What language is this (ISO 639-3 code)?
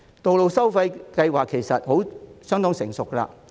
yue